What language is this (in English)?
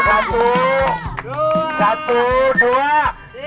Indonesian